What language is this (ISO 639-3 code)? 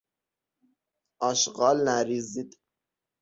fas